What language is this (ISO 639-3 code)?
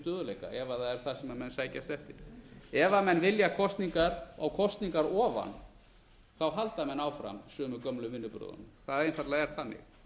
isl